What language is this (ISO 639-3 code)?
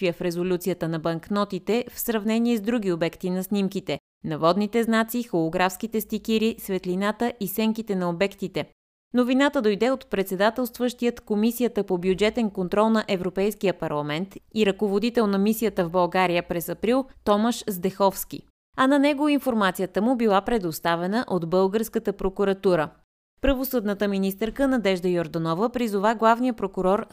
bul